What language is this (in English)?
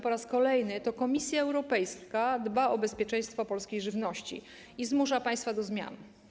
Polish